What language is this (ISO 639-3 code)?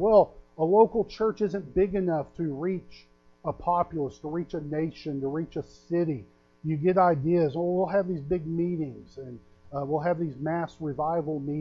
eng